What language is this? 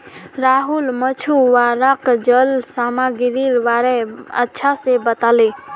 Magahi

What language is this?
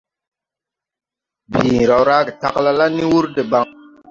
Tupuri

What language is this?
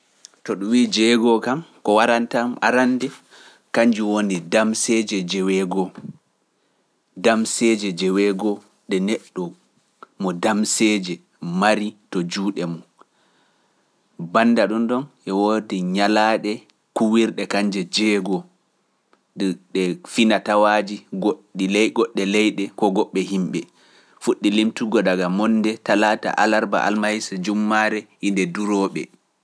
Pular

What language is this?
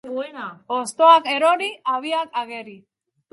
Basque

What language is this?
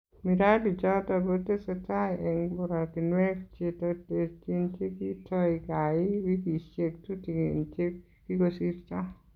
Kalenjin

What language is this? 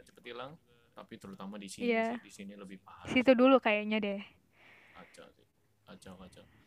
Indonesian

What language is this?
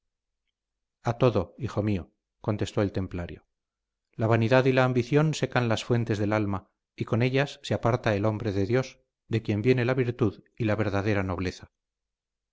Spanish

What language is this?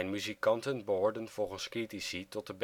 Dutch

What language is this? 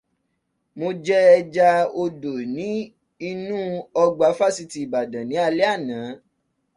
Yoruba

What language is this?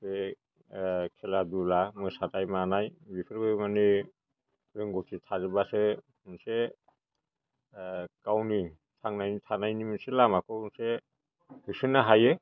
Bodo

